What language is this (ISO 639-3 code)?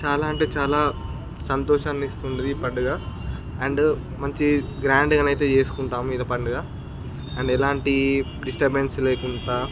tel